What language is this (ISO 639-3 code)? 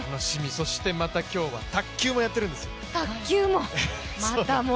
jpn